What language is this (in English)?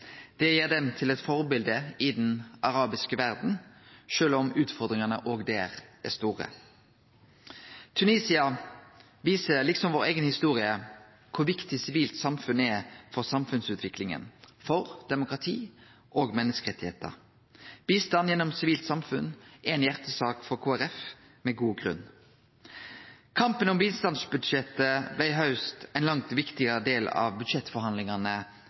Norwegian Nynorsk